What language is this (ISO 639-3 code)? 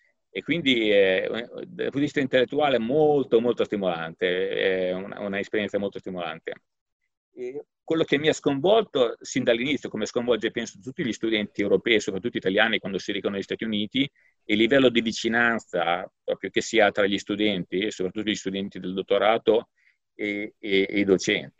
ita